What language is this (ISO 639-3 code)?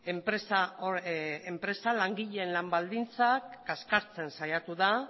eus